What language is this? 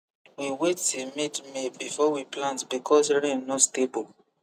Nigerian Pidgin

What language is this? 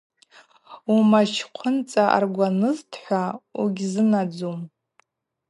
Abaza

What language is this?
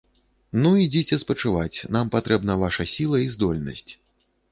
Belarusian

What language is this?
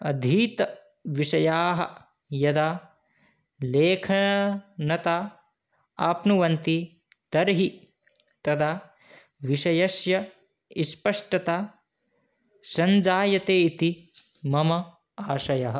Sanskrit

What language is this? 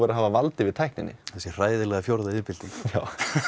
Icelandic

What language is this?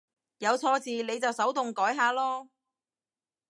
Cantonese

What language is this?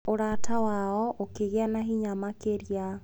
Kikuyu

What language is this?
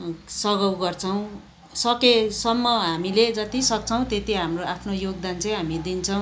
Nepali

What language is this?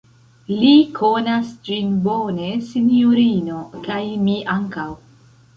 Esperanto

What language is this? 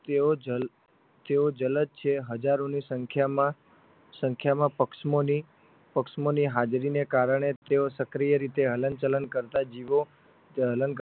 Gujarati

